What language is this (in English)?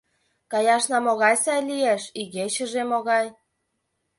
Mari